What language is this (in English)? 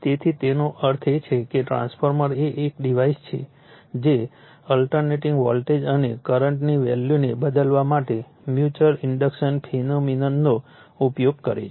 Gujarati